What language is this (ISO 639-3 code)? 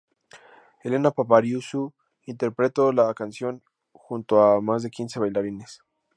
spa